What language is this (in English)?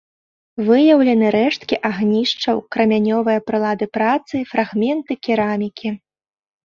Belarusian